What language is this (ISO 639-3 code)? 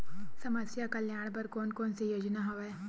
hne